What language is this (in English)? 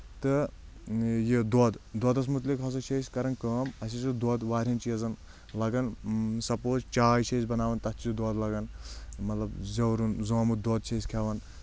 Kashmiri